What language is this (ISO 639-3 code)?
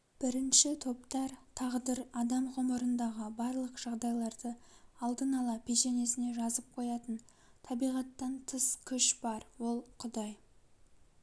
kaz